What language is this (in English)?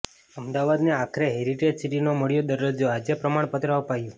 Gujarati